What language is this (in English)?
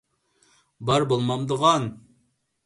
Uyghur